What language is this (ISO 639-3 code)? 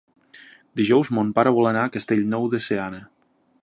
cat